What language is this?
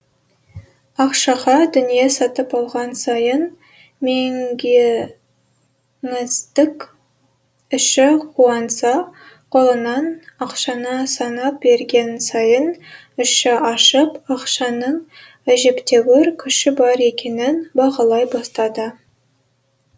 Kazakh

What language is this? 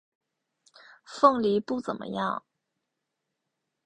Chinese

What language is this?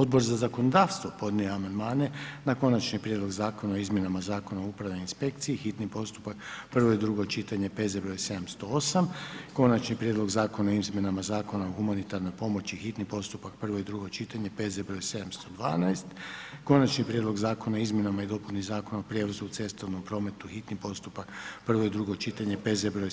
Croatian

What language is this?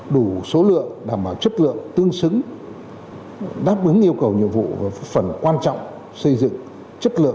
Vietnamese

